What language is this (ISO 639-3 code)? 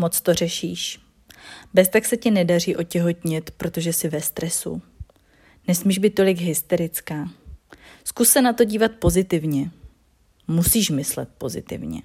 ces